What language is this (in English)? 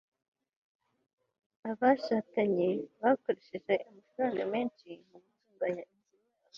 Kinyarwanda